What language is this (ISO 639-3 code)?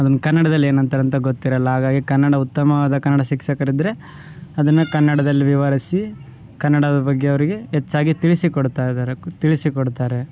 kan